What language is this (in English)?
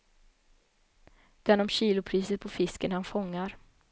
Swedish